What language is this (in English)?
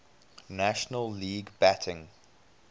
English